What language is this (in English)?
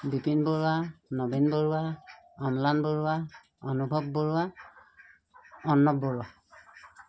Assamese